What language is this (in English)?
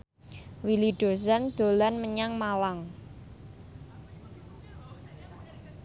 Javanese